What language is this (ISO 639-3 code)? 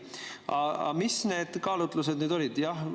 est